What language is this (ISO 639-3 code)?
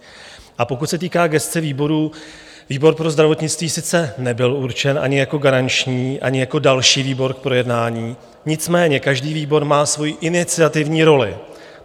ces